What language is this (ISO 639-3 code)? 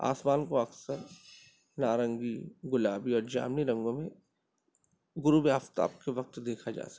urd